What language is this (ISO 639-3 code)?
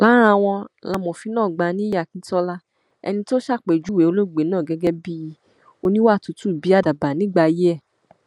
yor